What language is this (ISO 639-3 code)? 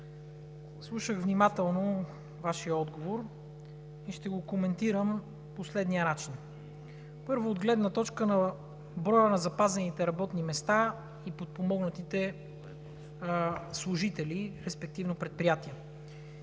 bul